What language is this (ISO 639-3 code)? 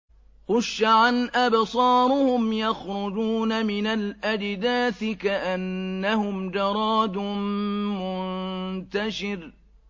ara